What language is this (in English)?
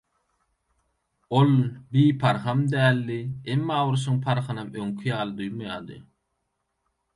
Turkmen